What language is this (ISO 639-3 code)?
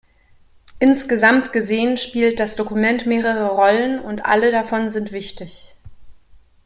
deu